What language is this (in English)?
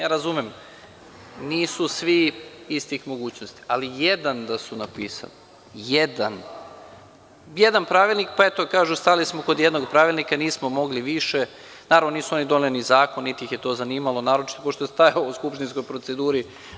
Serbian